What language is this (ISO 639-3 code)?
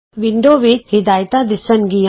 pan